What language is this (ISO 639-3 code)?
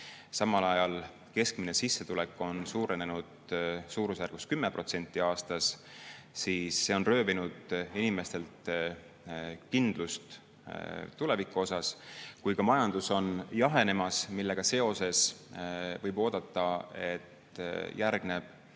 est